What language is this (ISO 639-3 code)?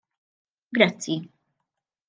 mlt